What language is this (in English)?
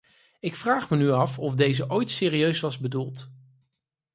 Dutch